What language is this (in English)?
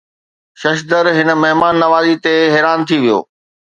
Sindhi